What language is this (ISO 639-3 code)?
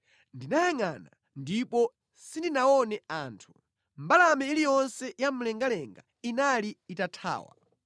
nya